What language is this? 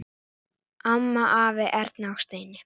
Icelandic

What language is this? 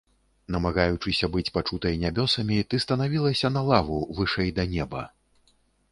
Belarusian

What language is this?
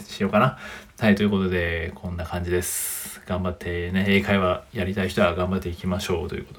Japanese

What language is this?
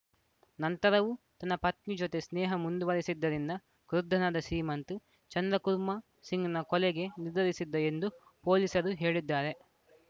Kannada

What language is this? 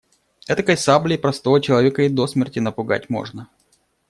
Russian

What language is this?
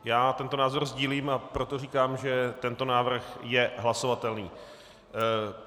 Czech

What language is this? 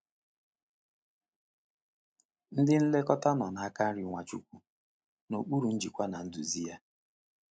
Igbo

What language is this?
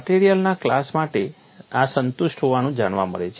Gujarati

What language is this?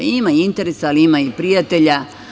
Serbian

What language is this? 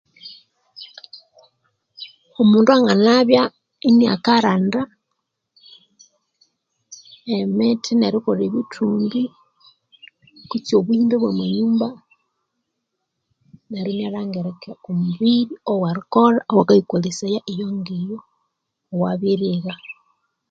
Konzo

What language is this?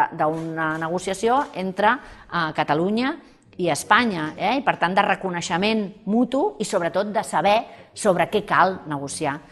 Spanish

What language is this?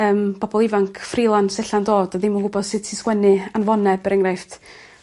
Welsh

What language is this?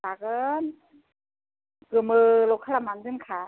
Bodo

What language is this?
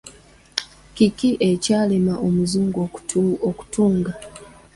Ganda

